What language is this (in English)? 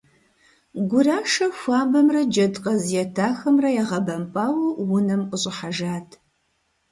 Kabardian